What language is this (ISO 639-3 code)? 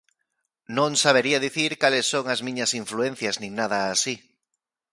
glg